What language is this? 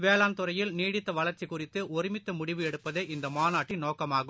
Tamil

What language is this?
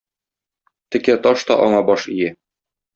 Tatar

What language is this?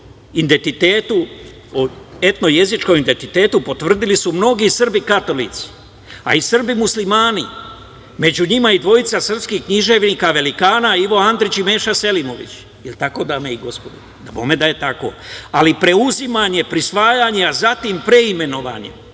Serbian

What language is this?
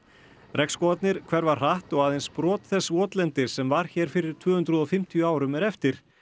Icelandic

